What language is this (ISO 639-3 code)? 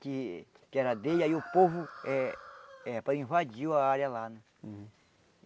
por